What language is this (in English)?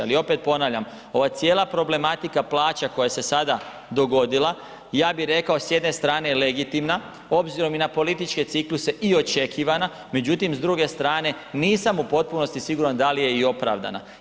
Croatian